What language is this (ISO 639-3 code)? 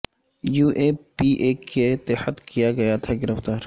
urd